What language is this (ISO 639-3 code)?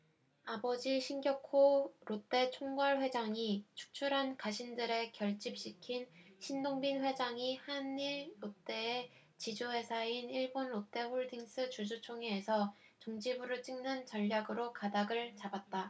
kor